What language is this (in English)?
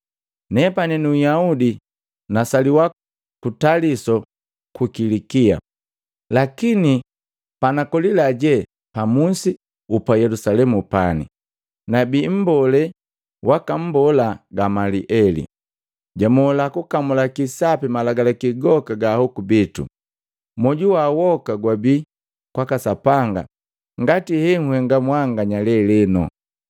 Matengo